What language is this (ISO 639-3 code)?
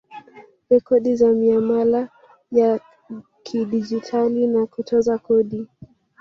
swa